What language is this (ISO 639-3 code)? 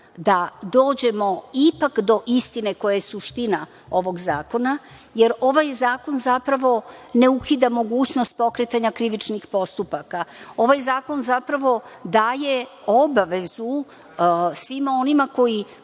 srp